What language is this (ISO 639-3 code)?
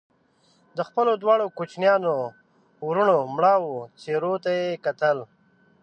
pus